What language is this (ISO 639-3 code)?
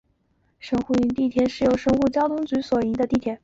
zho